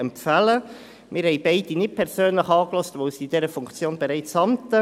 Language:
Swiss German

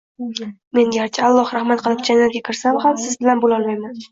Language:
Uzbek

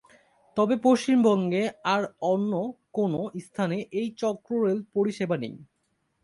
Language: Bangla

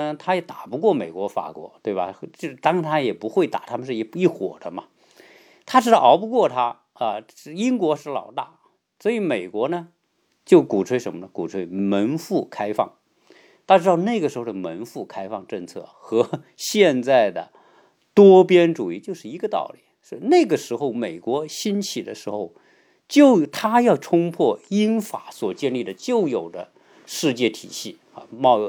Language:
Chinese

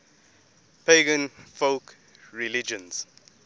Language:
English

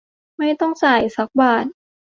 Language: Thai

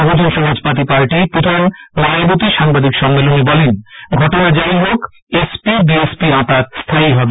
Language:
Bangla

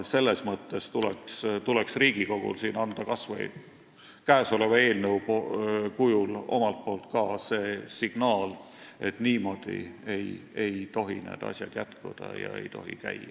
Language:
Estonian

